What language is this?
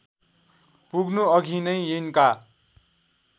Nepali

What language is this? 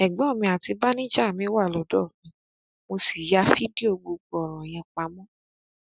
Yoruba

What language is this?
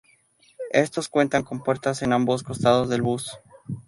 Spanish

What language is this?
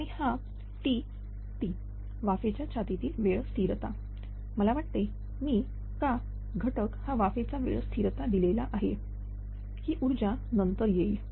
Marathi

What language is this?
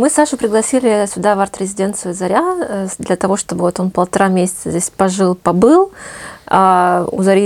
Russian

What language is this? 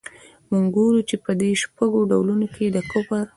Pashto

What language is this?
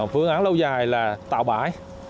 Vietnamese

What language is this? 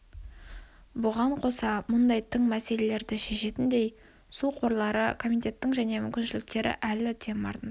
Kazakh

